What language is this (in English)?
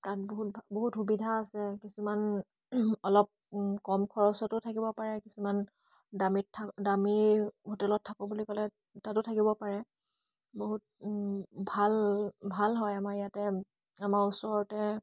Assamese